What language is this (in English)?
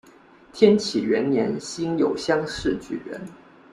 Chinese